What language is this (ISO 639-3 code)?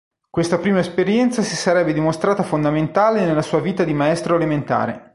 ita